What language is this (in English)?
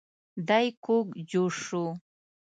Pashto